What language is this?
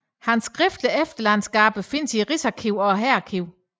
Danish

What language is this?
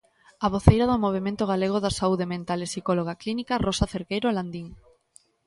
Galician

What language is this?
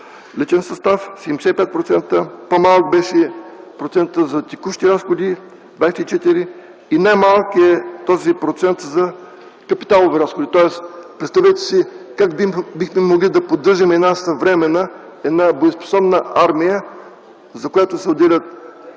Bulgarian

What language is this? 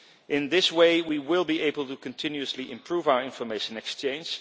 English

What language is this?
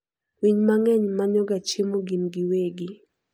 Luo (Kenya and Tanzania)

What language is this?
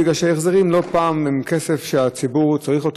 Hebrew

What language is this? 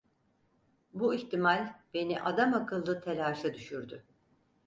Turkish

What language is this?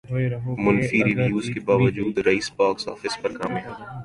Urdu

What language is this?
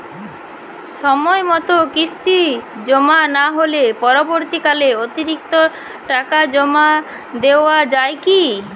Bangla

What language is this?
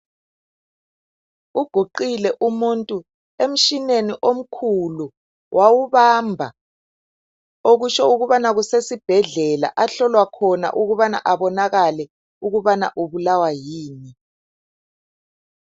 North Ndebele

